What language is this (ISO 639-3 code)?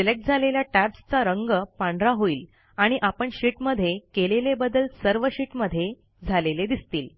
mar